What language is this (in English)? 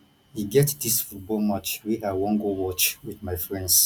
Nigerian Pidgin